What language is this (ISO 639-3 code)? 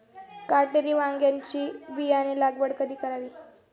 mar